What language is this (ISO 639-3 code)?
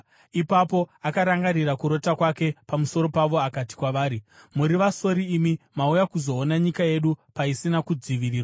sna